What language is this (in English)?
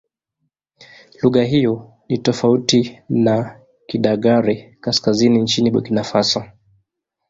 Swahili